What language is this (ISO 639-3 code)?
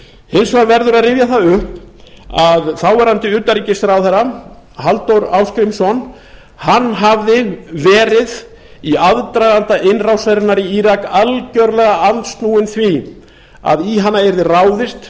isl